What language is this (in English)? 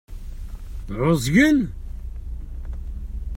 Kabyle